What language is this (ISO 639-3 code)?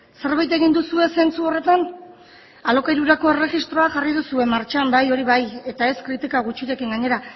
eus